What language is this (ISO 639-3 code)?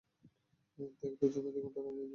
ben